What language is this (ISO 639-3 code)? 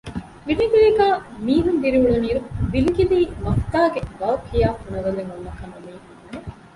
div